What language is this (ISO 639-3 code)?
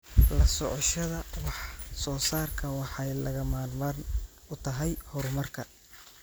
som